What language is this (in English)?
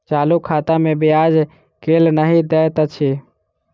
Maithili